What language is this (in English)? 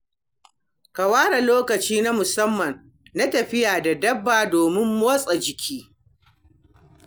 Hausa